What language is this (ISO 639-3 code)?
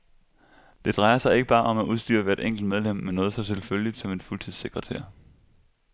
dan